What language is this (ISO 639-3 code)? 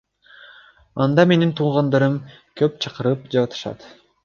kir